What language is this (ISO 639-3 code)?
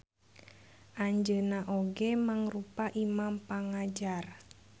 sun